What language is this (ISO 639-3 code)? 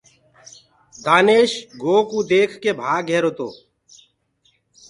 ggg